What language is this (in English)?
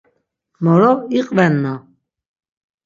Laz